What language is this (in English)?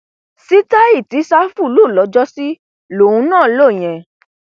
Yoruba